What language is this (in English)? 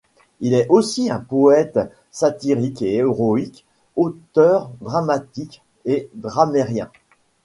French